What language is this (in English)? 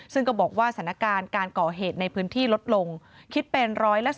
Thai